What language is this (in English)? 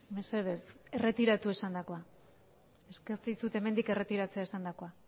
Basque